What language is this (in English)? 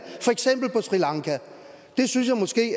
Danish